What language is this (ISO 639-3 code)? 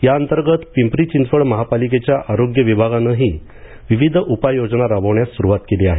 mar